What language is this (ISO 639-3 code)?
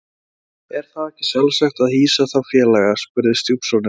isl